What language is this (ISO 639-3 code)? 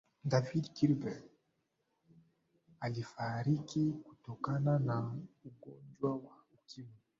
swa